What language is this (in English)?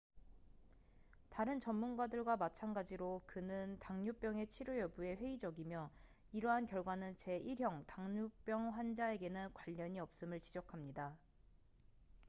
Korean